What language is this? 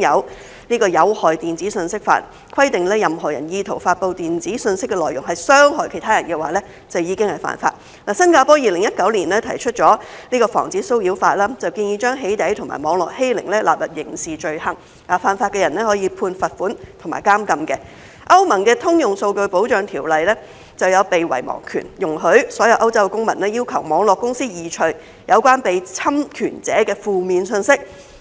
Cantonese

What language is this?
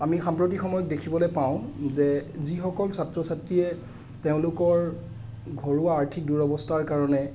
Assamese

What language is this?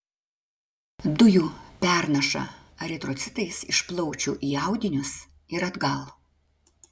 Lithuanian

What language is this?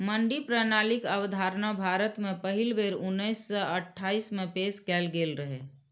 Maithili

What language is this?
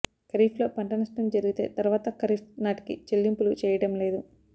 Telugu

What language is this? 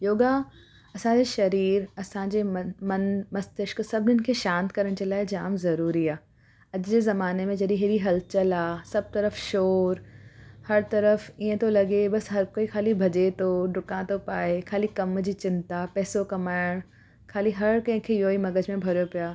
Sindhi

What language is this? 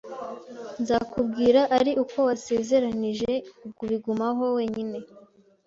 Kinyarwanda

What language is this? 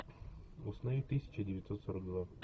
Russian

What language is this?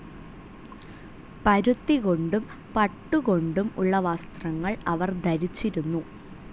Malayalam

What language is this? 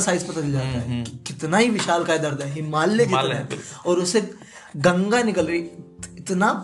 Hindi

